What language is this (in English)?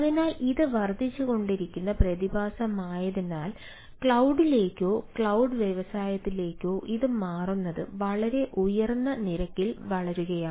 Malayalam